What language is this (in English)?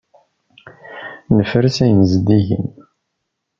Kabyle